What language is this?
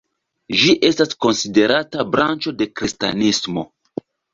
Esperanto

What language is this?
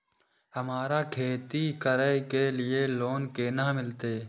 Maithili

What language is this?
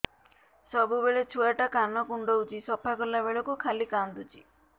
Odia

